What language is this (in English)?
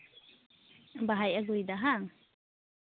Santali